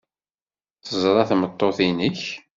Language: Kabyle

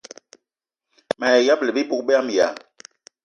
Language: Eton (Cameroon)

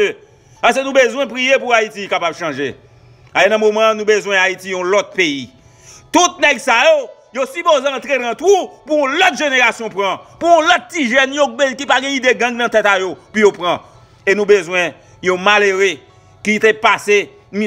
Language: French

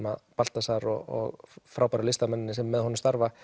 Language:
Icelandic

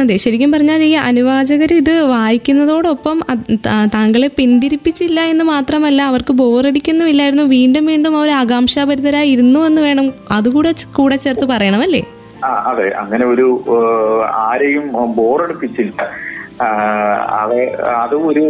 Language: Malayalam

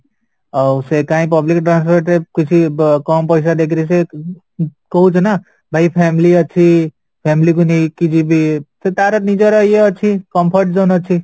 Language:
Odia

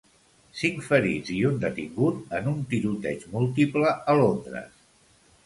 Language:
Catalan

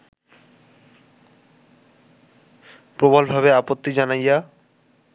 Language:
Bangla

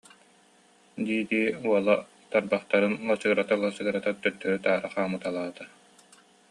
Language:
Yakut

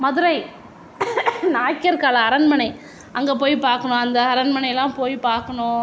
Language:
Tamil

